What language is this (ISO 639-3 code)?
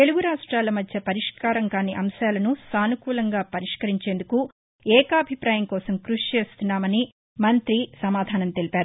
tel